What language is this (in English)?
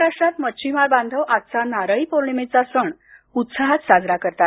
Marathi